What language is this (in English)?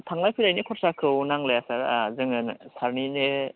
Bodo